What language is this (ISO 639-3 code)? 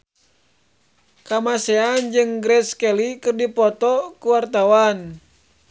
sun